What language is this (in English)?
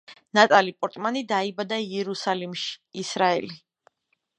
Georgian